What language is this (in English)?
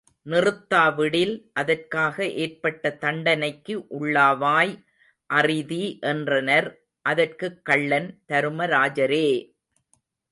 Tamil